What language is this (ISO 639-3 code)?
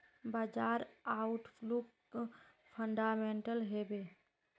mag